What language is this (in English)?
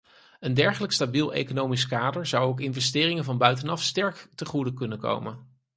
Dutch